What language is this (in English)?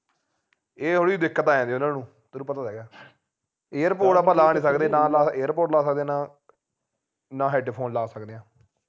Punjabi